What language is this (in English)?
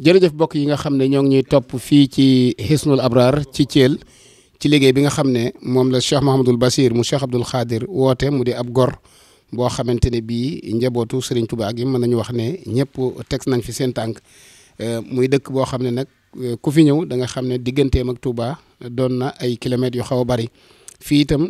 Arabic